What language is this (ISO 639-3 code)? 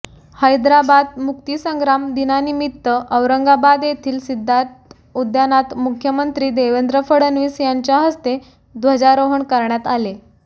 mar